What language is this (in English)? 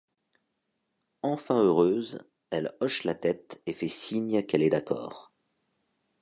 French